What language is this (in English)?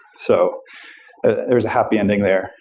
English